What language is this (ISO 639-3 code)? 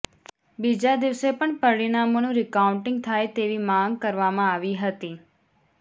guj